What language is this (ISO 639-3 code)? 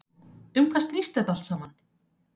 isl